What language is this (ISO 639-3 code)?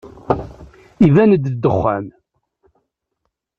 kab